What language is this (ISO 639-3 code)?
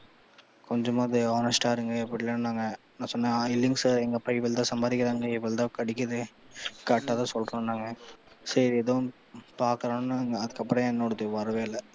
tam